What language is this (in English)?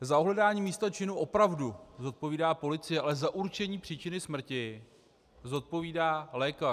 Czech